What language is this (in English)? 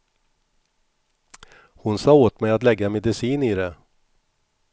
Swedish